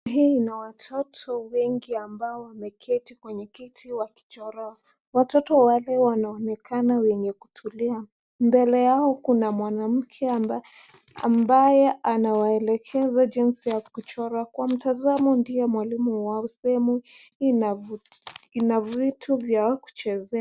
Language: Swahili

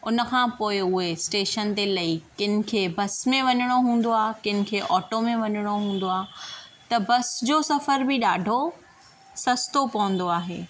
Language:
Sindhi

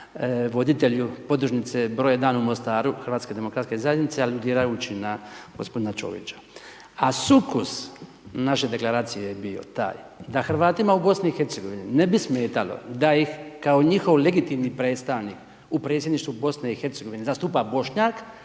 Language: Croatian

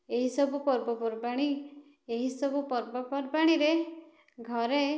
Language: Odia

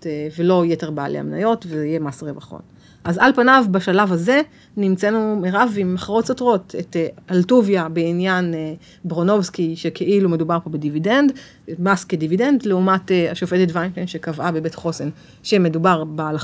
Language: Hebrew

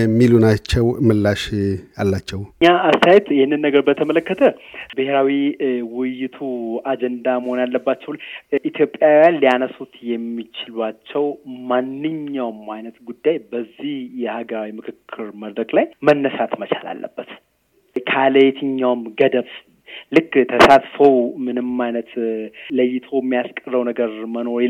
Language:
Amharic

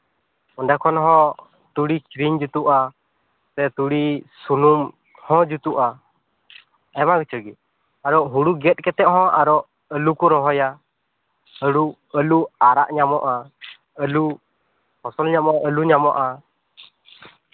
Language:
Santali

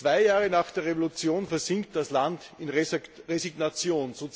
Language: German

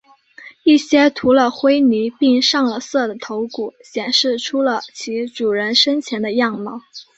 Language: Chinese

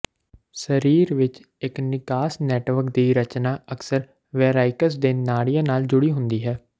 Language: Punjabi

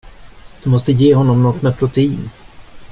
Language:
Swedish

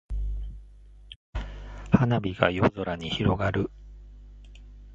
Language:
Japanese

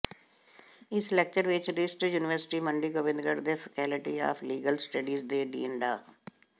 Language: Punjabi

